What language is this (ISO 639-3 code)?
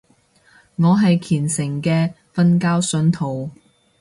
yue